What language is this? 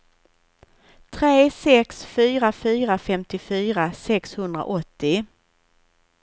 Swedish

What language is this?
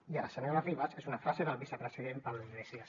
Catalan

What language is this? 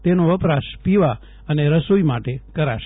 Gujarati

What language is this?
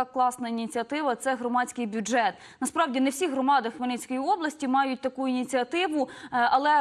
Ukrainian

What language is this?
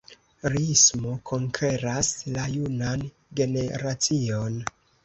Esperanto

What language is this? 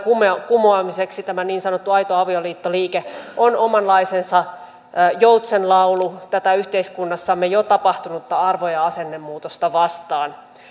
Finnish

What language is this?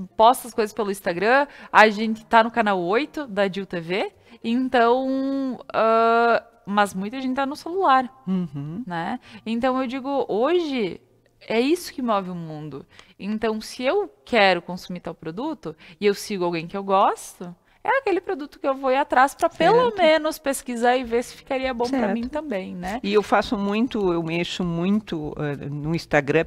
Portuguese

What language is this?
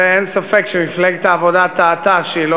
Hebrew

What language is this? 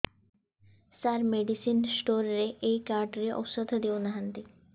Odia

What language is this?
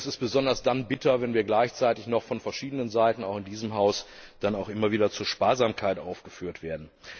German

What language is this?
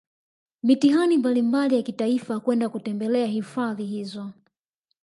Swahili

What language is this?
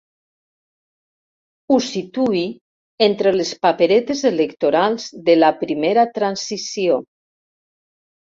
Catalan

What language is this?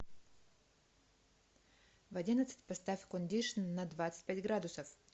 Russian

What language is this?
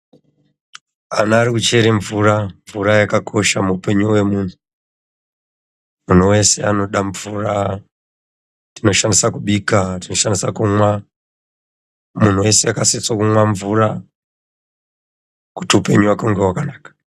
Ndau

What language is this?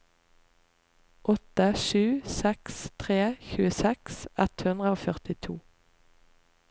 Norwegian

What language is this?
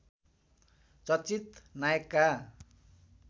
Nepali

